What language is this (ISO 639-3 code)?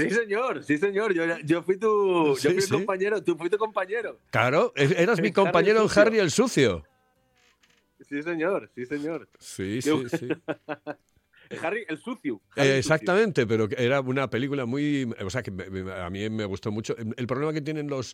spa